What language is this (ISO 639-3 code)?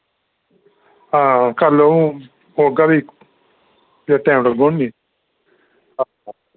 doi